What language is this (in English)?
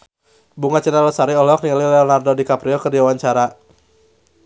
Sundanese